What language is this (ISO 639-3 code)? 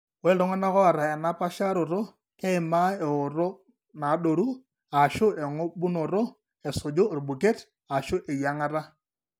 mas